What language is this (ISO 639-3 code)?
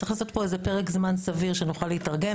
heb